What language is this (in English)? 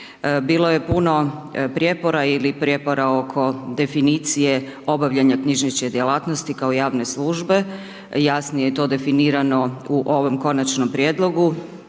Croatian